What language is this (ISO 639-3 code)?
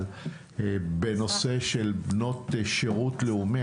heb